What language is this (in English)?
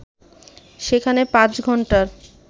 Bangla